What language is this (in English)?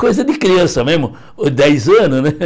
Portuguese